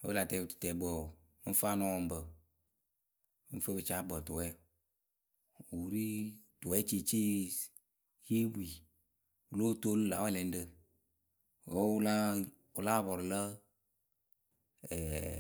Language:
Akebu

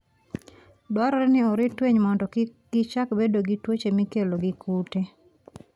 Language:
Luo (Kenya and Tanzania)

